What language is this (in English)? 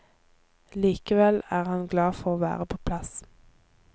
Norwegian